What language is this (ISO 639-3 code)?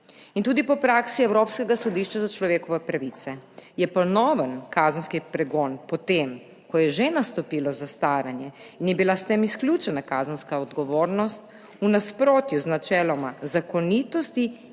slv